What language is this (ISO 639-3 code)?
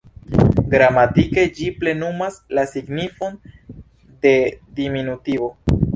epo